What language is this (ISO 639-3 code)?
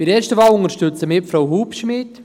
gsw